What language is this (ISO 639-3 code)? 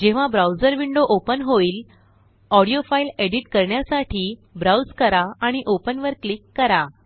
mar